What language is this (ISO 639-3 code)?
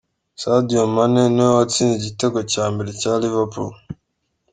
kin